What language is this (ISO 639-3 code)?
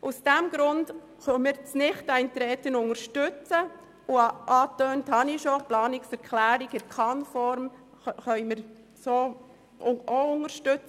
gsw